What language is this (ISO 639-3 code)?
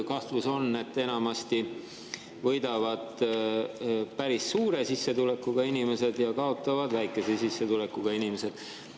est